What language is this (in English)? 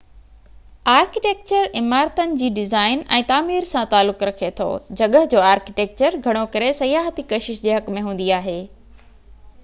Sindhi